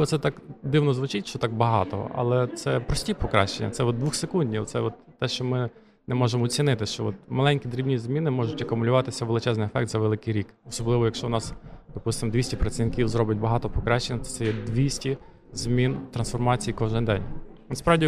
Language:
Ukrainian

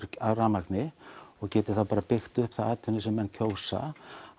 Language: Icelandic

